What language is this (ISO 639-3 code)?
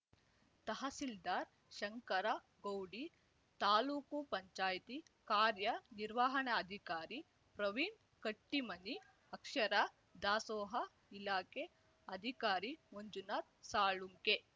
kan